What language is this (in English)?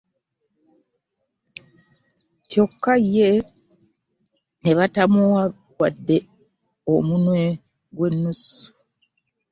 Ganda